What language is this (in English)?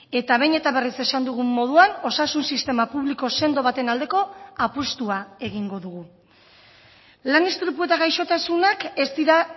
Basque